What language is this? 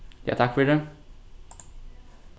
Faroese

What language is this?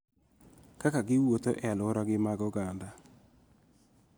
Luo (Kenya and Tanzania)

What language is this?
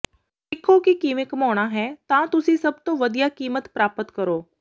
Punjabi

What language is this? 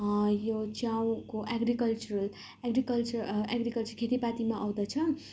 Nepali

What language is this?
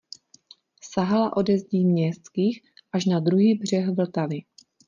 Czech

